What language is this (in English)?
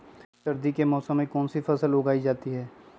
Magahi